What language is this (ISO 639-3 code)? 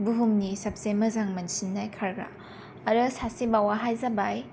brx